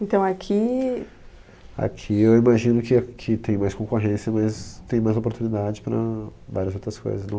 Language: Portuguese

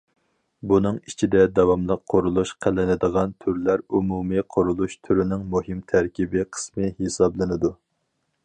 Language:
Uyghur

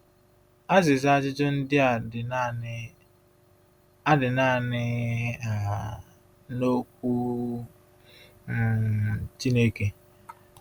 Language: Igbo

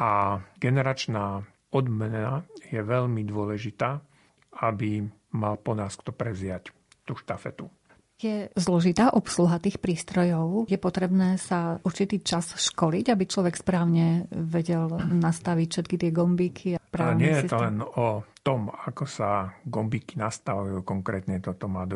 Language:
Slovak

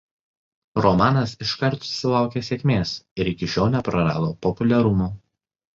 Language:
Lithuanian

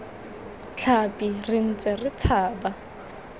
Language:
Tswana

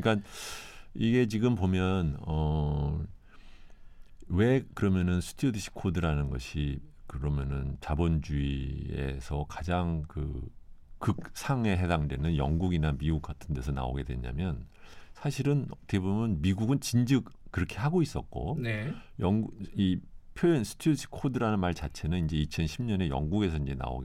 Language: Korean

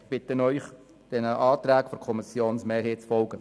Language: Swiss German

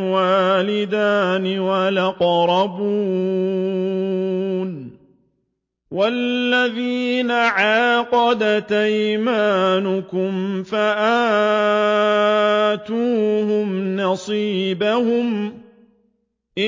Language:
Arabic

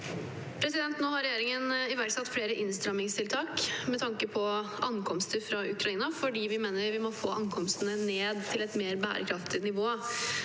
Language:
Norwegian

